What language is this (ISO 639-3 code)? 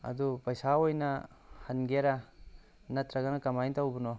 mni